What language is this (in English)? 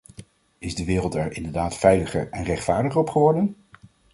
Dutch